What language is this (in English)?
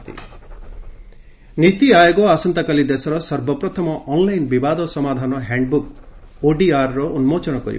Odia